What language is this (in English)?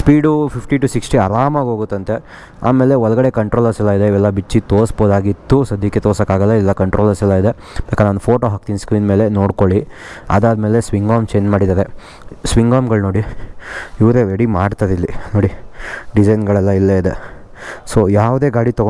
Kannada